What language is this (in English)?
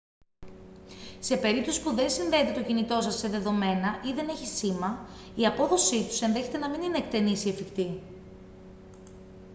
Greek